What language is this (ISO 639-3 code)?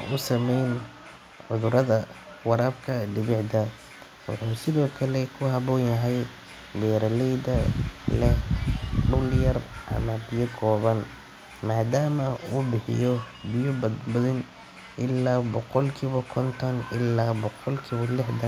som